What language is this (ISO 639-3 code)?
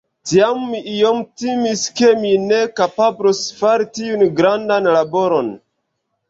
epo